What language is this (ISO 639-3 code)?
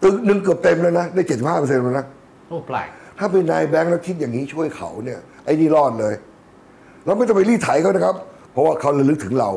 tha